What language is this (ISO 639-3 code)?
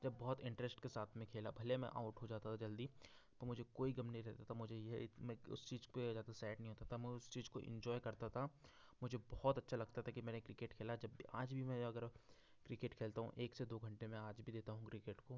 hin